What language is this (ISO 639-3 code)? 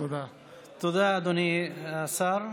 heb